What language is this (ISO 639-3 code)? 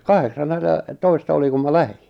fin